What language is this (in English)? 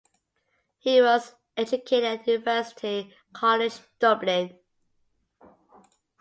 English